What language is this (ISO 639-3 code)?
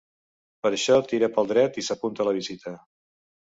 cat